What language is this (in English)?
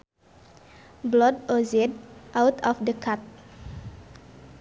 Sundanese